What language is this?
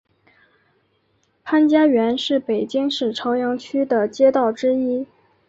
Chinese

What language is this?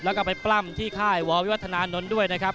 Thai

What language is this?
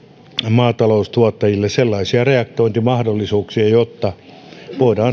Finnish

